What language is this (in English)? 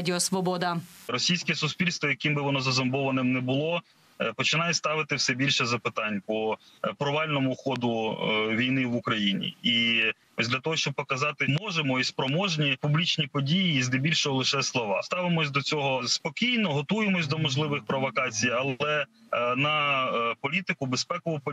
Ukrainian